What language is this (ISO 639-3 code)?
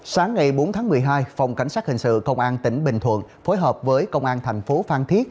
vie